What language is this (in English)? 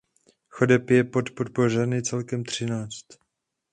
Czech